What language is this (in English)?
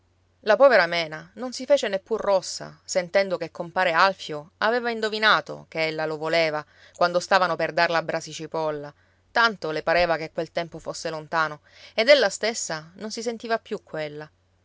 Italian